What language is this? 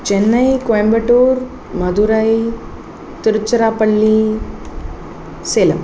Sanskrit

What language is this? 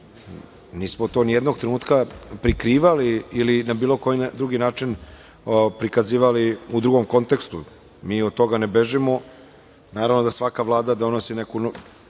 Serbian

